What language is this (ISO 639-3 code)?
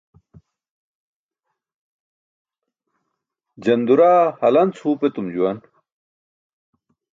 bsk